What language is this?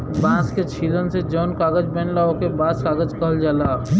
Bhojpuri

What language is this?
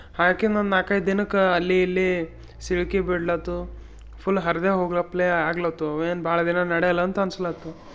Kannada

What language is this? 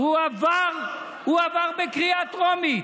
Hebrew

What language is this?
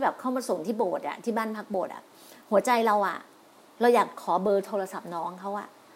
Thai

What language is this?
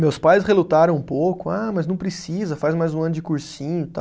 Portuguese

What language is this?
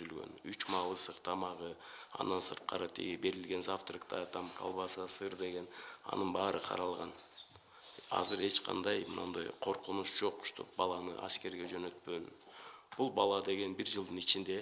Russian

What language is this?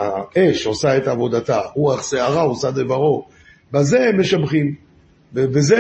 Hebrew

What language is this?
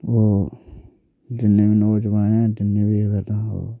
Dogri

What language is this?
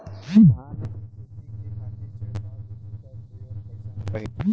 Bhojpuri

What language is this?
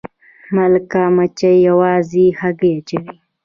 Pashto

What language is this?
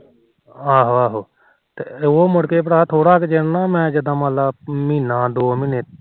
Punjabi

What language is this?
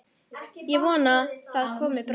Icelandic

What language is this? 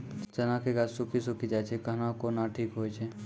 Maithili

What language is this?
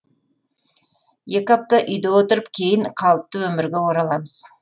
Kazakh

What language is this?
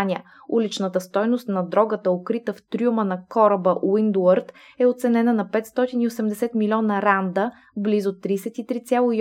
Bulgarian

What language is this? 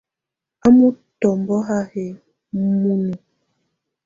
Tunen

